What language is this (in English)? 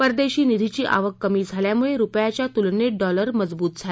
Marathi